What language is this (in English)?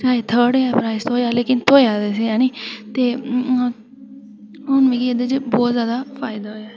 Dogri